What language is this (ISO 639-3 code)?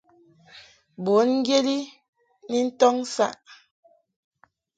mhk